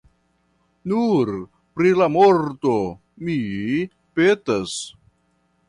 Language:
Esperanto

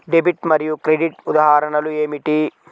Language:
Telugu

